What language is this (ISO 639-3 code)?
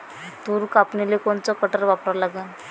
mar